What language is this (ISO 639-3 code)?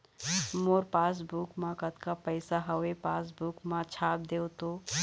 hne